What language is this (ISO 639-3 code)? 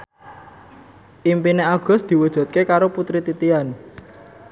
jav